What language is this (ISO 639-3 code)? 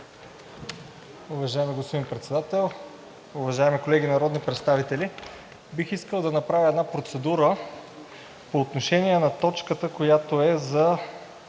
bul